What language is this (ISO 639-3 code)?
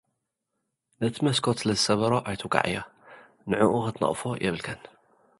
tir